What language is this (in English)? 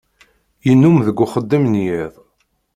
Kabyle